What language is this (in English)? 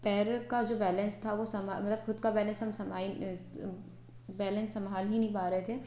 Hindi